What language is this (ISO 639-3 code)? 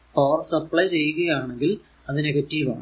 mal